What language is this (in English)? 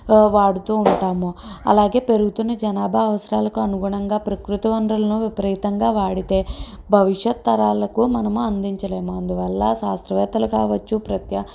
Telugu